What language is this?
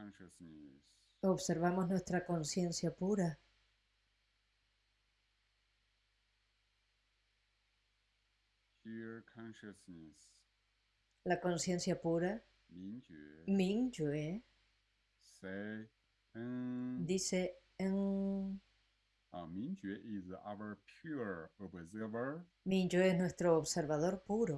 Spanish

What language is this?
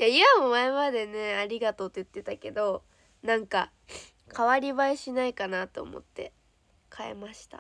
Japanese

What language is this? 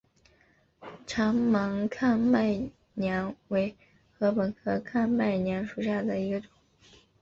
Chinese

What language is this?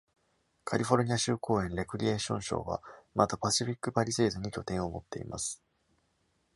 Japanese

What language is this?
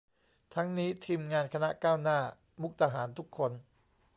Thai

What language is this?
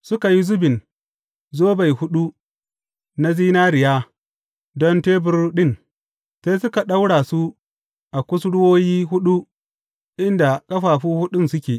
Hausa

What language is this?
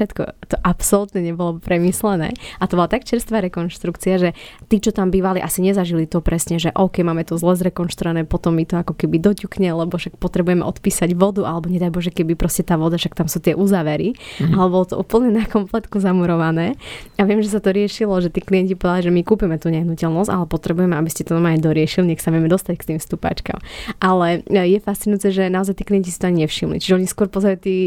Slovak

